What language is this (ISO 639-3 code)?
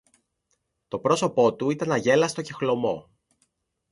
ell